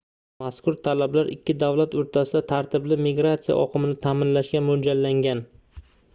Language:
Uzbek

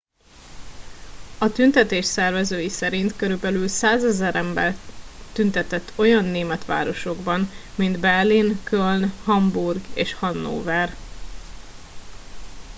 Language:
Hungarian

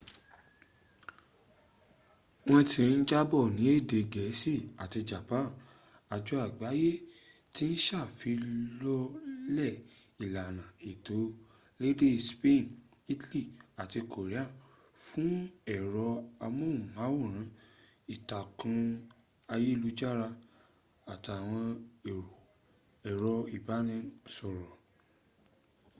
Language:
Yoruba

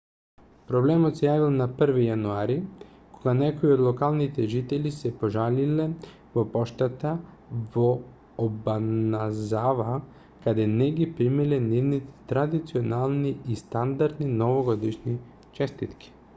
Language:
Macedonian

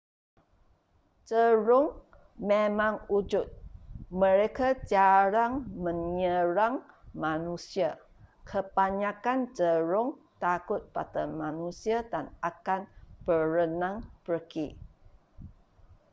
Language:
Malay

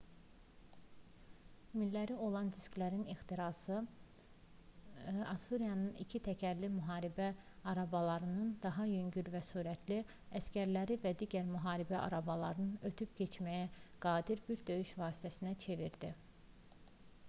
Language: Azerbaijani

